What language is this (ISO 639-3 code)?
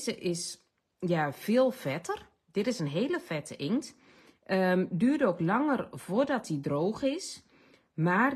nld